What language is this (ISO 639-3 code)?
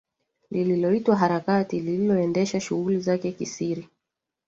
swa